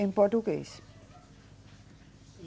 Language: Portuguese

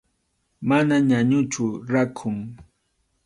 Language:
Arequipa-La Unión Quechua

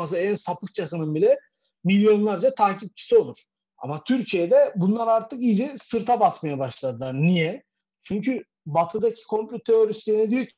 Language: Turkish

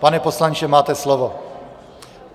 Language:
Czech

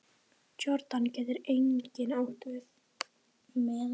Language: Icelandic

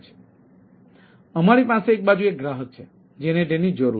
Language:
Gujarati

